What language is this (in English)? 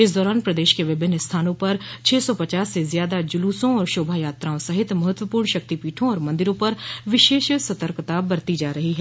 Hindi